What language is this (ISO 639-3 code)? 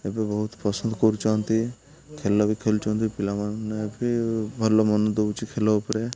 ori